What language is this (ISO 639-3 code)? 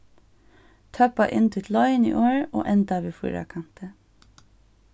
fao